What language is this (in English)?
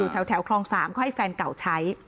Thai